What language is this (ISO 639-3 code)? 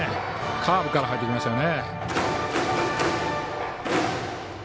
jpn